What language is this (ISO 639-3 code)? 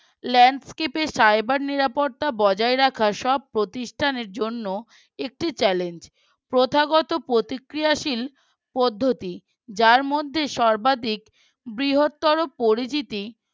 ben